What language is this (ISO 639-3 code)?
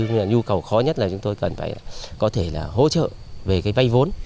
vie